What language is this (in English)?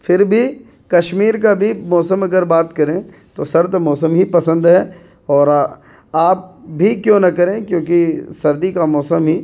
Urdu